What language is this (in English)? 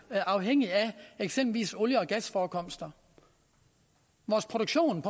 Danish